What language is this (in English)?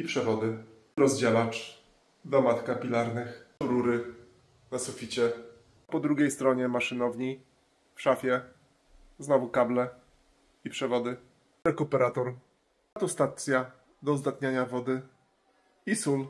Polish